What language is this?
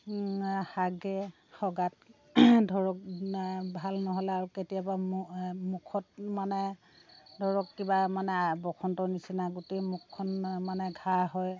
Assamese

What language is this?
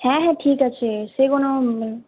Bangla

